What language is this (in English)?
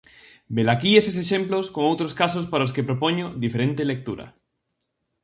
Galician